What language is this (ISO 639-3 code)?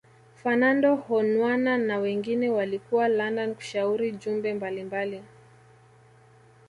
swa